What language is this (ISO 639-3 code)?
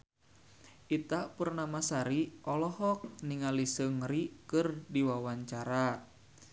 sun